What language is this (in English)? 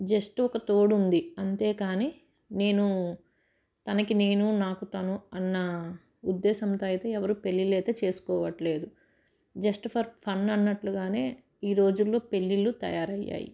Telugu